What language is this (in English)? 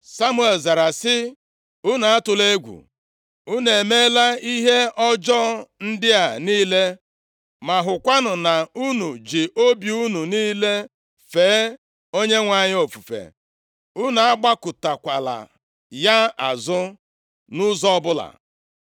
Igbo